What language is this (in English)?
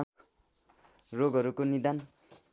Nepali